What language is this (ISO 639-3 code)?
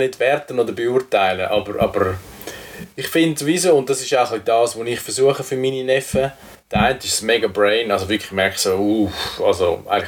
deu